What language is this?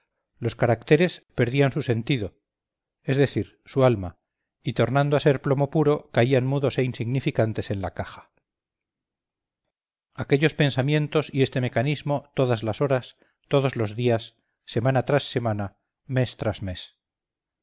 Spanish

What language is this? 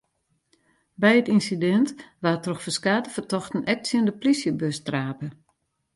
Western Frisian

